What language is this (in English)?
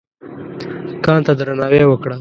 Pashto